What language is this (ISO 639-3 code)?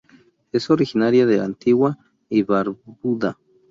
spa